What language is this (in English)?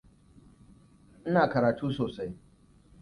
Hausa